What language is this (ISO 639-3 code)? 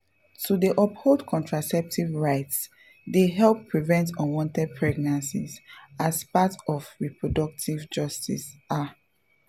pcm